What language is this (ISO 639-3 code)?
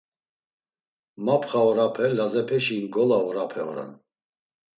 lzz